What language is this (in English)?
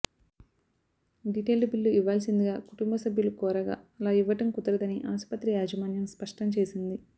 Telugu